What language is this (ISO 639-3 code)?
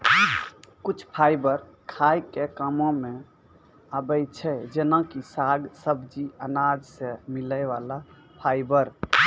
mai